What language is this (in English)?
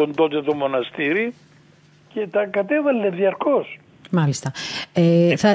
Greek